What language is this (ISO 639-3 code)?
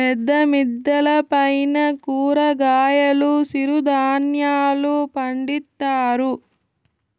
tel